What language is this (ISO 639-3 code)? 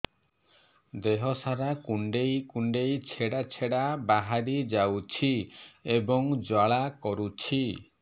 ori